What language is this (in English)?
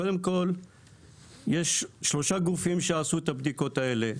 Hebrew